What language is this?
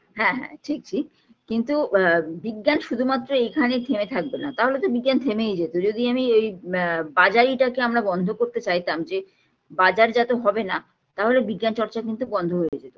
Bangla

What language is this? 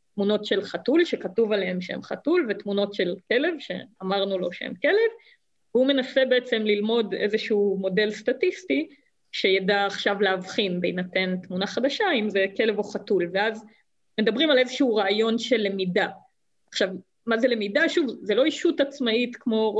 Hebrew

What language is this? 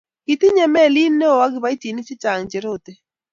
Kalenjin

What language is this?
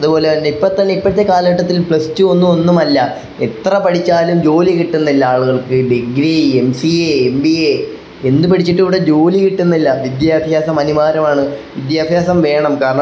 Malayalam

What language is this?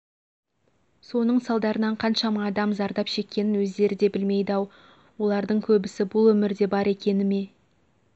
Kazakh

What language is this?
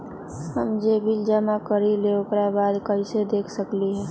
Magahi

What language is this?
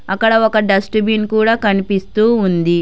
Telugu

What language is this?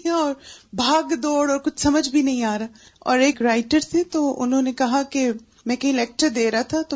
Urdu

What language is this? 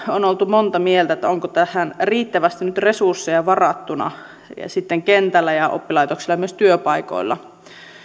Finnish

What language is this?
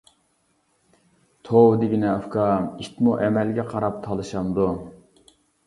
Uyghur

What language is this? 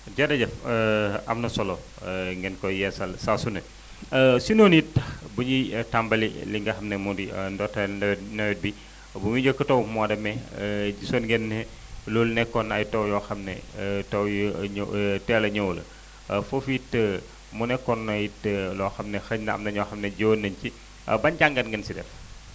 Wolof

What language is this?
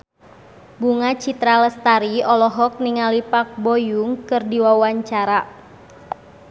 Sundanese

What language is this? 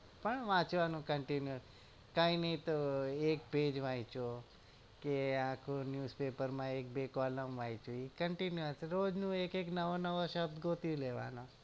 Gujarati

